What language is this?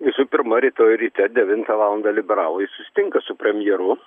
Lithuanian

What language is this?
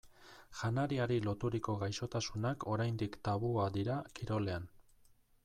Basque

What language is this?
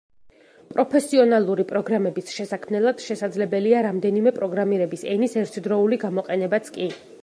Georgian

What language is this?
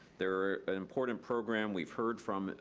English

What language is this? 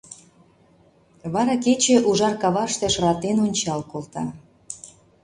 Mari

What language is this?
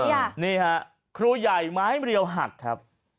Thai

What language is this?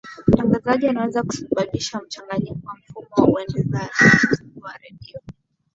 Swahili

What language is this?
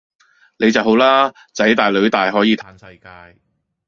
Cantonese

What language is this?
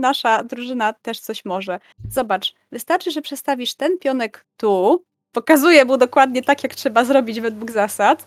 Polish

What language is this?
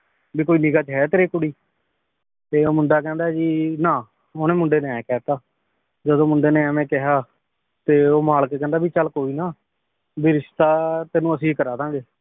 Punjabi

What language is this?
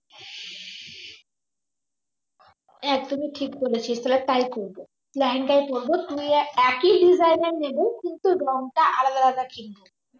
Bangla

